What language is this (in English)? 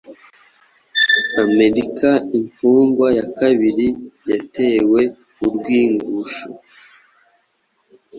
Kinyarwanda